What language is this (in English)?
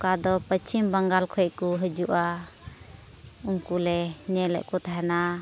Santali